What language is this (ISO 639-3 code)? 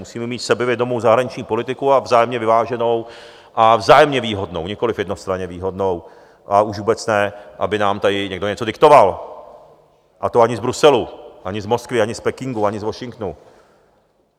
ces